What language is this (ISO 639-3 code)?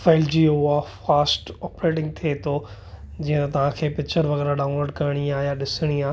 snd